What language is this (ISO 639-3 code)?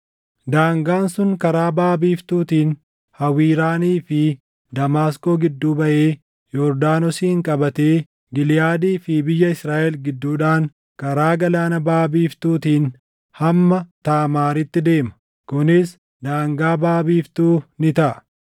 orm